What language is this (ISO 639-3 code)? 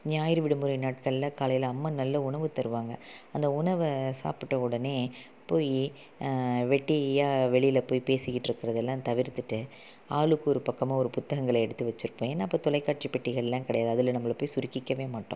tam